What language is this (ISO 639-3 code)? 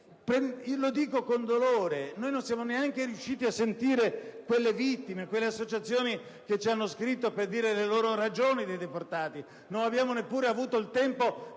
ita